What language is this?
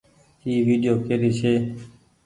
Goaria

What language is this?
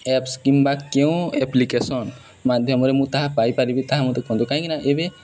Odia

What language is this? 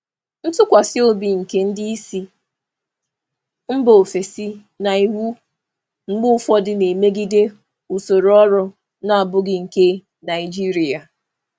Igbo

